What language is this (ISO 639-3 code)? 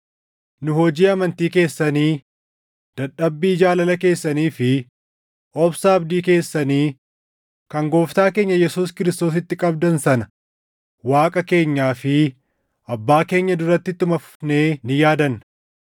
orm